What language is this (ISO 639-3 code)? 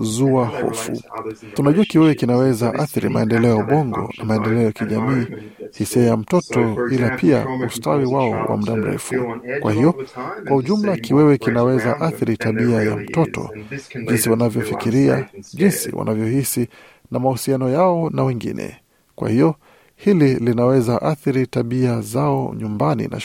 swa